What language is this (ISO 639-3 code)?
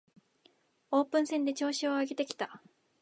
jpn